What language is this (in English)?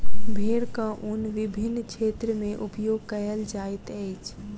Maithili